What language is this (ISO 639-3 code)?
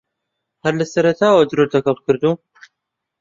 ckb